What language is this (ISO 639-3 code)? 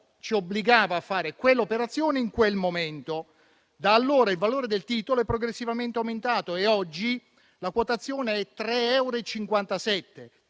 ita